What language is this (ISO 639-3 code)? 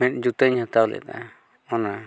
sat